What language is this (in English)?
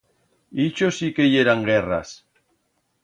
Aragonese